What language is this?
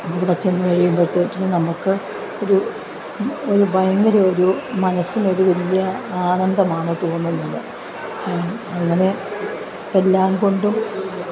Malayalam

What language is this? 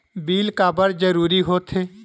Chhattisgarhi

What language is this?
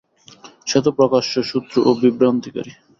Bangla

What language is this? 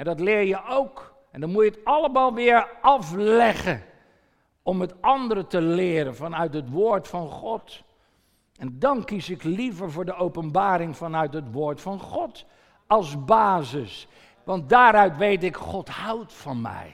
Dutch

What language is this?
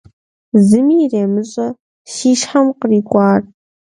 Kabardian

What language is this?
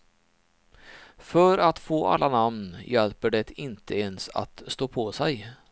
Swedish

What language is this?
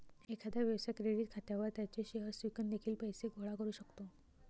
Marathi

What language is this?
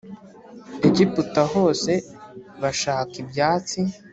Kinyarwanda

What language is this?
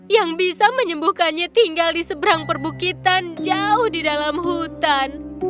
Indonesian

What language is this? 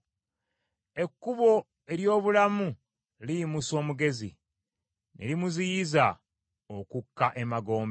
Ganda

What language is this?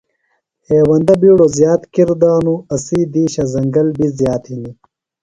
Phalura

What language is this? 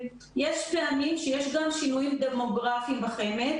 Hebrew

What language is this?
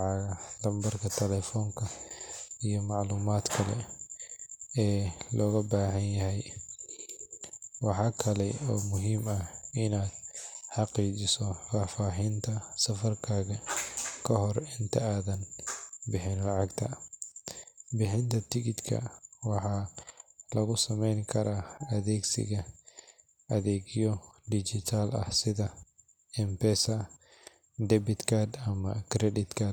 Somali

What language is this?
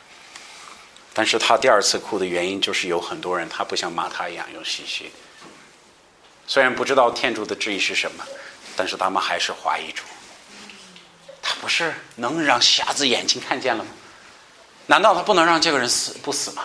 Chinese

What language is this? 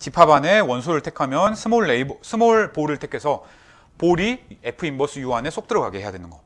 Korean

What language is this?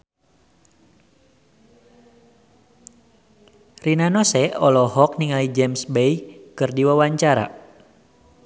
Sundanese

